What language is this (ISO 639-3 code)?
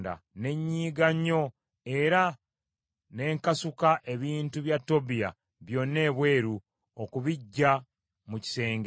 lug